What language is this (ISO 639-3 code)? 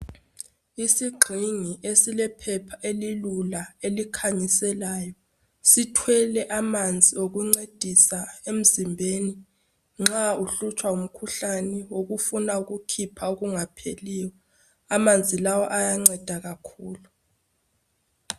nde